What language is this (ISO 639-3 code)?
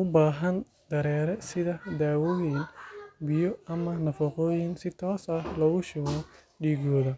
som